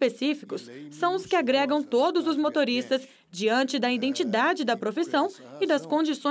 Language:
Portuguese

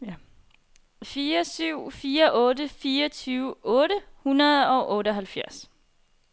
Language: Danish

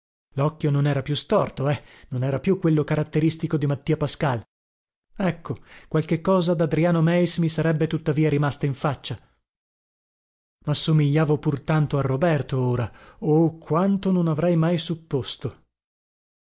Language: Italian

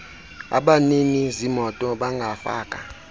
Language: Xhosa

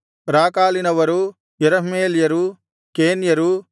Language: Kannada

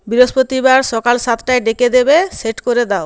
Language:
Bangla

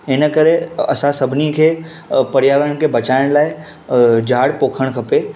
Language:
Sindhi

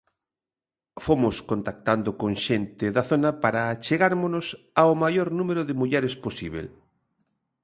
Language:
Galician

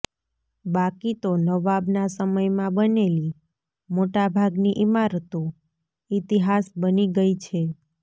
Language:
Gujarati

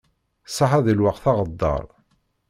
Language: Kabyle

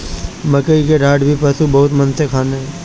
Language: Bhojpuri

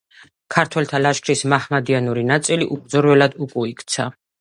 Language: Georgian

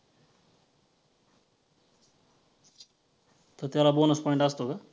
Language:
Marathi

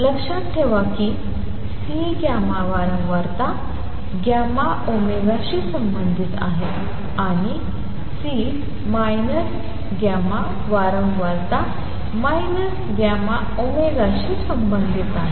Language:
Marathi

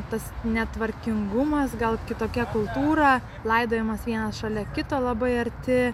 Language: Lithuanian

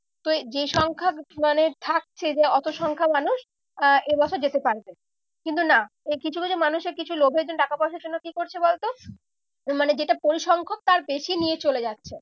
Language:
Bangla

